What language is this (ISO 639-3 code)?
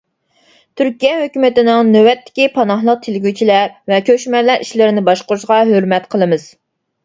uig